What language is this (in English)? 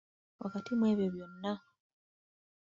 Ganda